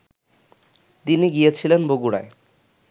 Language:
Bangla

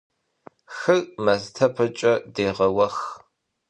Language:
Kabardian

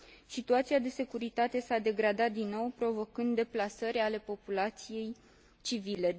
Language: Romanian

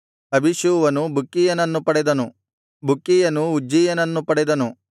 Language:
Kannada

